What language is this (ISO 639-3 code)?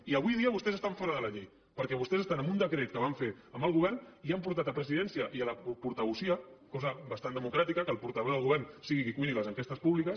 cat